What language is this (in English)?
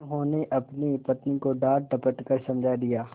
Hindi